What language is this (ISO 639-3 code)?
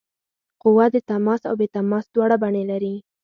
pus